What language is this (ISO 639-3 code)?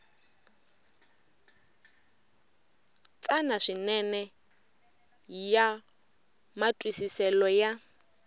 tso